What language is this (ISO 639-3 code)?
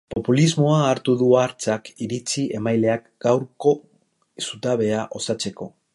eus